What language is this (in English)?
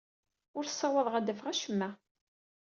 Kabyle